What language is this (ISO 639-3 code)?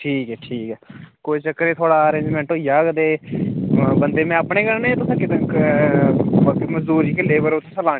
doi